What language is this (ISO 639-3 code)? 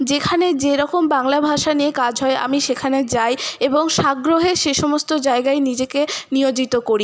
ben